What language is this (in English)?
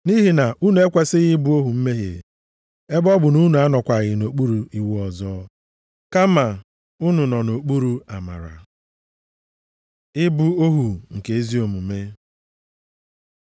Igbo